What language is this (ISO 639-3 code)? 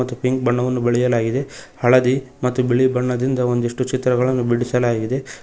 kan